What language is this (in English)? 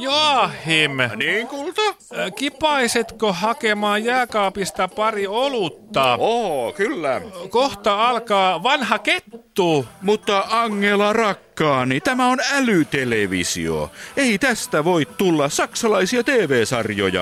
Finnish